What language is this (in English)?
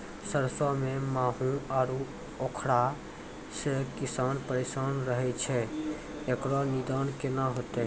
Maithili